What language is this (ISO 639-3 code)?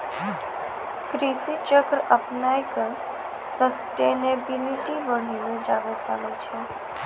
mai